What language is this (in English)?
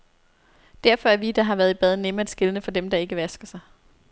Danish